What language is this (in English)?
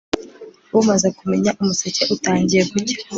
Kinyarwanda